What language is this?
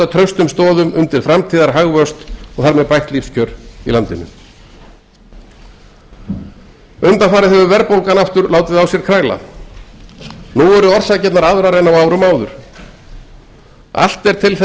Icelandic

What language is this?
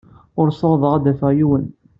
Kabyle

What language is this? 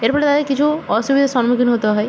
Bangla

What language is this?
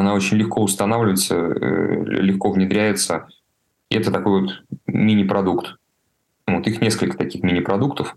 Russian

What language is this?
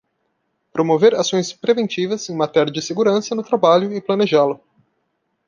Portuguese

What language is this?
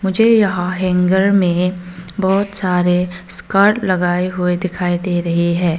Hindi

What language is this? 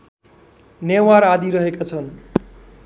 Nepali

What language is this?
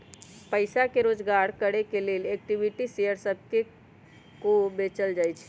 Magahi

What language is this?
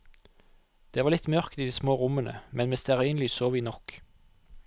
Norwegian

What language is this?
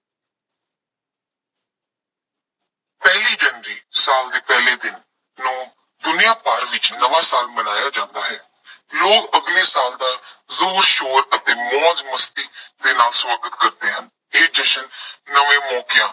Punjabi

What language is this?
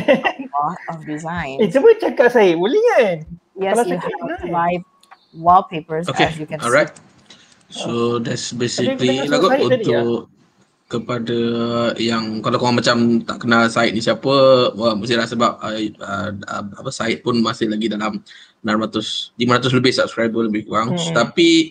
Malay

